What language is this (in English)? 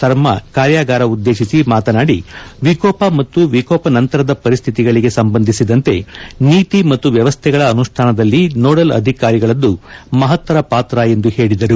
Kannada